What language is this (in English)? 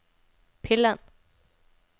Norwegian